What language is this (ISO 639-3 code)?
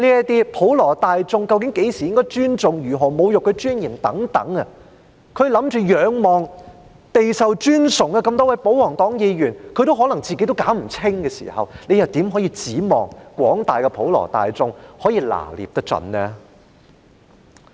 yue